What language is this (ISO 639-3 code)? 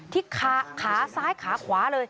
tha